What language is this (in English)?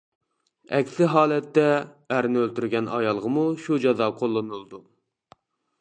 Uyghur